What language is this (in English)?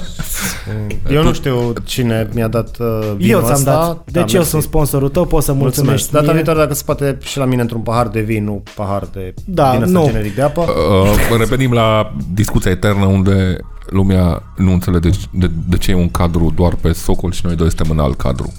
Romanian